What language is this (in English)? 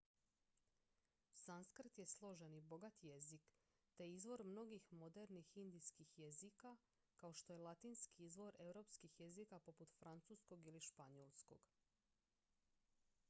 Croatian